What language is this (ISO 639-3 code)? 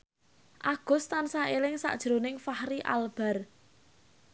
jav